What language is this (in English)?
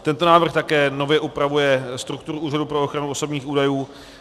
Czech